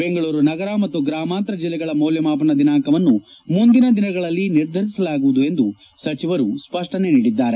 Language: Kannada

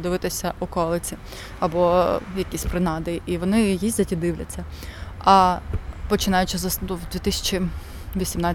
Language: Ukrainian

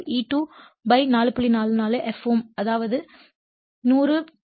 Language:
Tamil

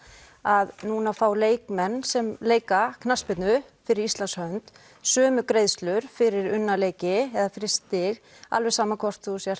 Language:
Icelandic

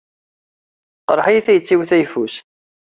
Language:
Kabyle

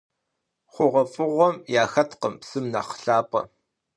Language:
Kabardian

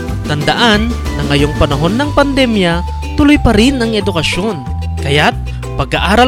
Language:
Filipino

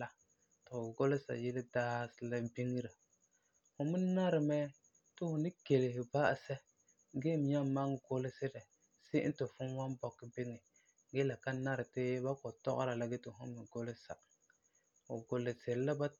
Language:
Frafra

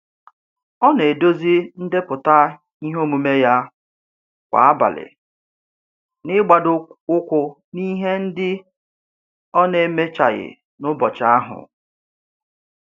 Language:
Igbo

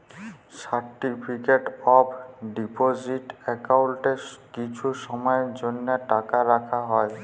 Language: Bangla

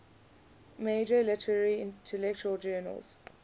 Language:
English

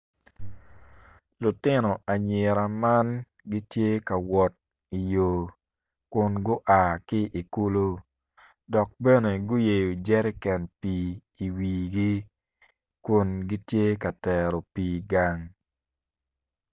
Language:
Acoli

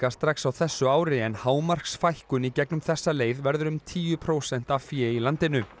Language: Icelandic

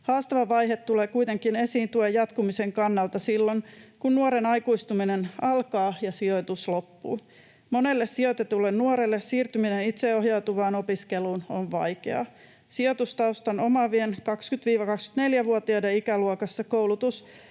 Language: Finnish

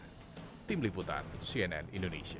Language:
Indonesian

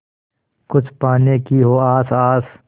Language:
Hindi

